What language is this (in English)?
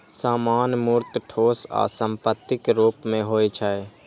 Maithili